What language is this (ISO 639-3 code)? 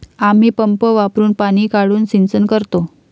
mar